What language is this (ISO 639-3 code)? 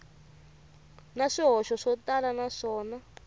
tso